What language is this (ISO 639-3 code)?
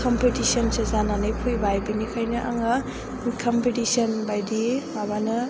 brx